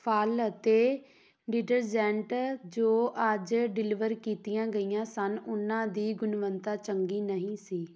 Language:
Punjabi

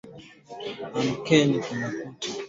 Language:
Swahili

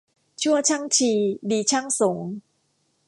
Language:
Thai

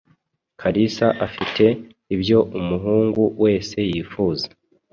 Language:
Kinyarwanda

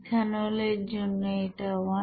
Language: Bangla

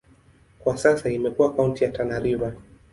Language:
Swahili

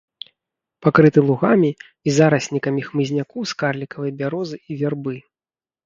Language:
Belarusian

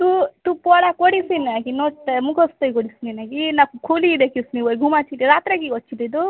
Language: Bangla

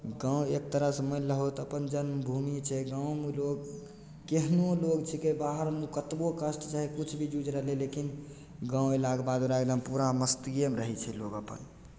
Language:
Maithili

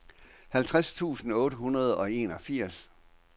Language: Danish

